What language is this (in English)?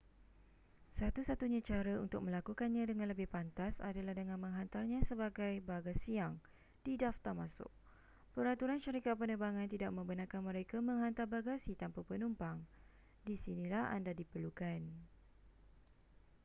Malay